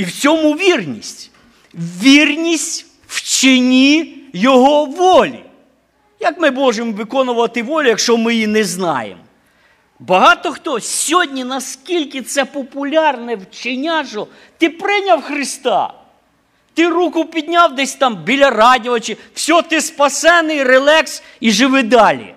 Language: Ukrainian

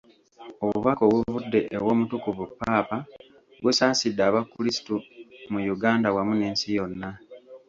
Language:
Ganda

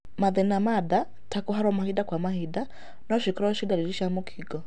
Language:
Kikuyu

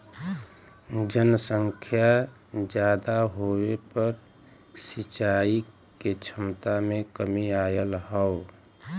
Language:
Bhojpuri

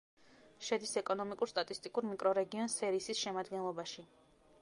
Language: Georgian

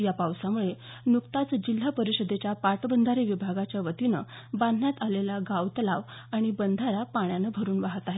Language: Marathi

